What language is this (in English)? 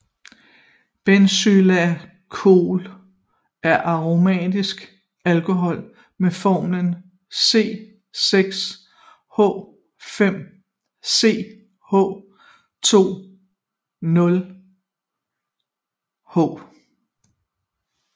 Danish